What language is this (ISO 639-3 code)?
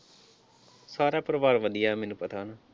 pan